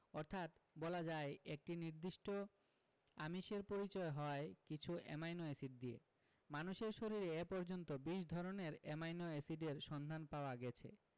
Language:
Bangla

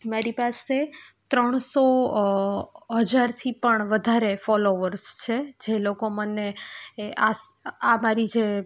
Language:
Gujarati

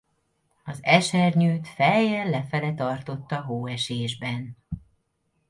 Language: Hungarian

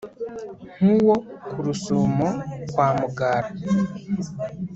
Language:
Kinyarwanda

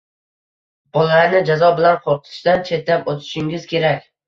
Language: Uzbek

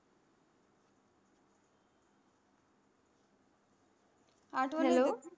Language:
Marathi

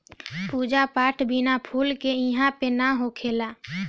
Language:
Bhojpuri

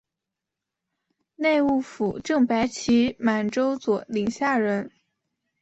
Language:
Chinese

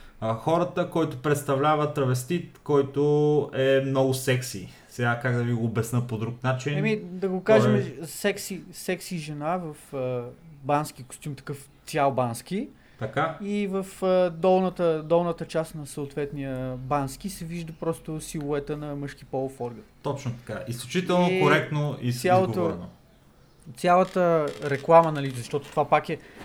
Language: Bulgarian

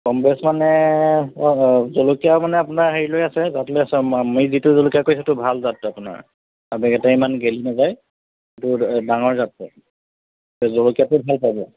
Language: Assamese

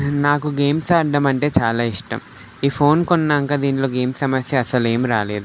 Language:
Telugu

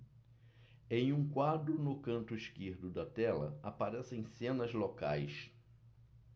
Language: Portuguese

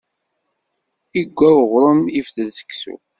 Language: Kabyle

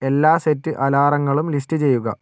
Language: Malayalam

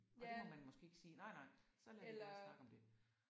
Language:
Danish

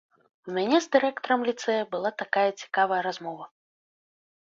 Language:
Belarusian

